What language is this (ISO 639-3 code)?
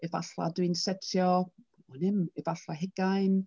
cym